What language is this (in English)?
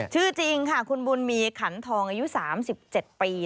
Thai